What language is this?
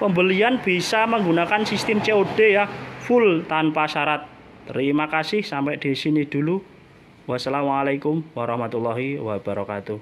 Indonesian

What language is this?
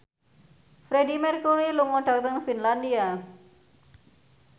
Javanese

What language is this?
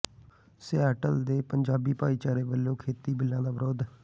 Punjabi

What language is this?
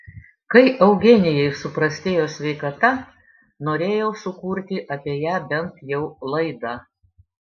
Lithuanian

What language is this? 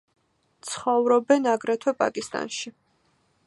Georgian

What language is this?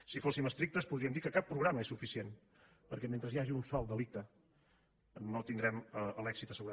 Catalan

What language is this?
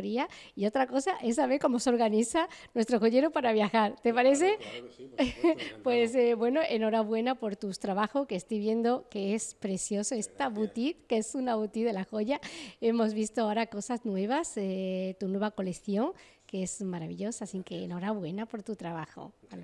Spanish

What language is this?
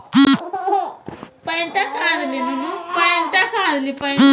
Magahi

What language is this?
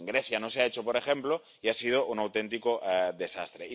Spanish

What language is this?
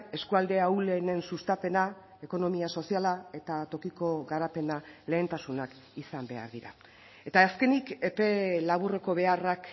Basque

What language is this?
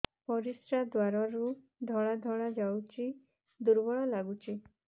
Odia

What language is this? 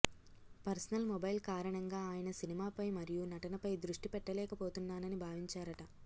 Telugu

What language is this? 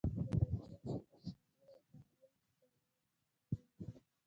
Pashto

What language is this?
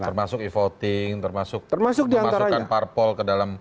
Indonesian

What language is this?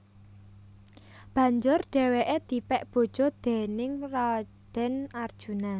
Javanese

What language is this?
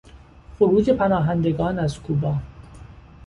Persian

